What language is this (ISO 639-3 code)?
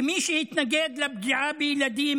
heb